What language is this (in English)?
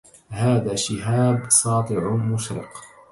Arabic